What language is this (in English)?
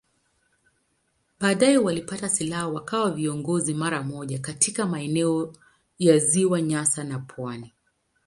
Swahili